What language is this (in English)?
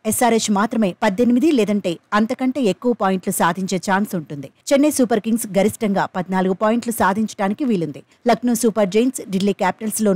Telugu